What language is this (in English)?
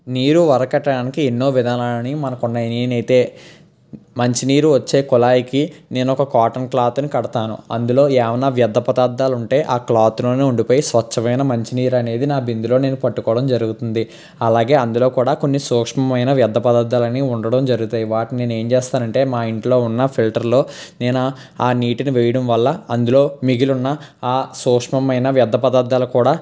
Telugu